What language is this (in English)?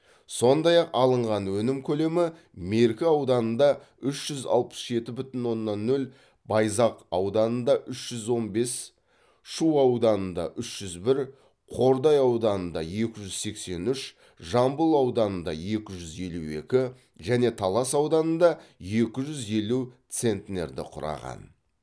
Kazakh